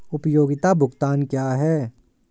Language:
Hindi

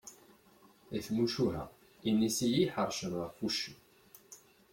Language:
Kabyle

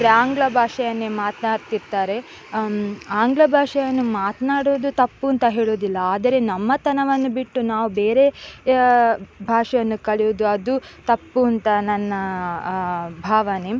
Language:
Kannada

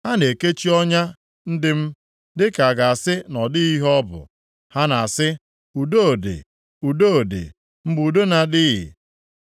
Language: Igbo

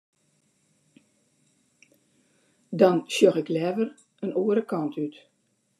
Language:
Western Frisian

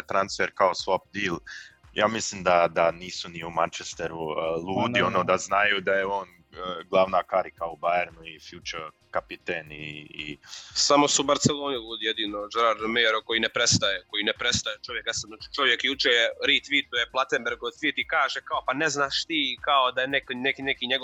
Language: Croatian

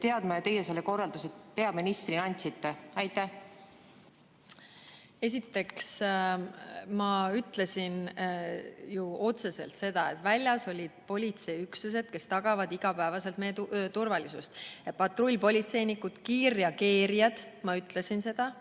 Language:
Estonian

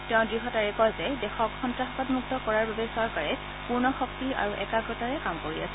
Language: Assamese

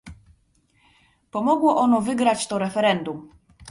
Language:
Polish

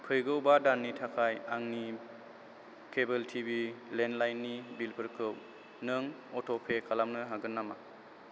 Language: Bodo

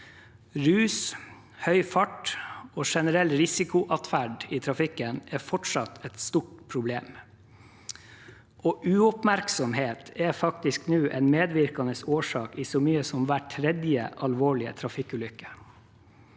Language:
Norwegian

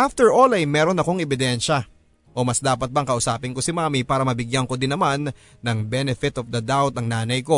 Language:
Filipino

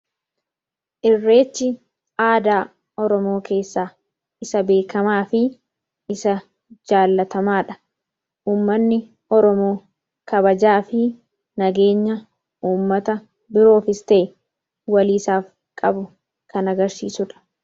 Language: Oromo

